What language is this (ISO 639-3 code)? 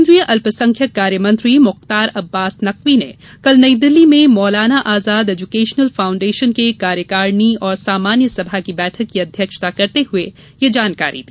hin